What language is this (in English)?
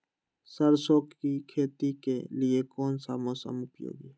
Magahi